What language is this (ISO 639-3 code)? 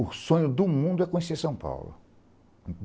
por